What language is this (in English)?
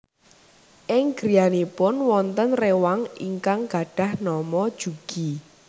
Javanese